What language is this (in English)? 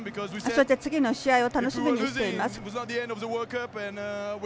Japanese